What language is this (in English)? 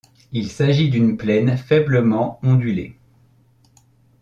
French